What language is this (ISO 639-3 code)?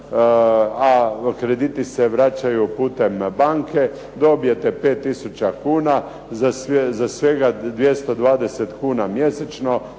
hrv